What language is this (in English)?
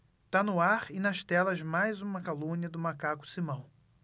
Portuguese